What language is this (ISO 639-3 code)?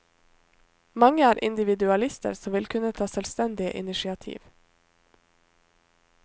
nor